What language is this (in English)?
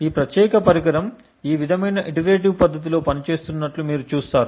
Telugu